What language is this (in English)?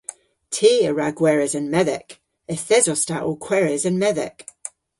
Cornish